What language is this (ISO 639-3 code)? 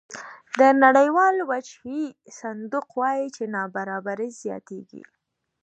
pus